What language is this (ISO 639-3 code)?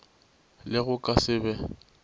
nso